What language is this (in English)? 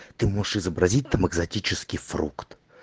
Russian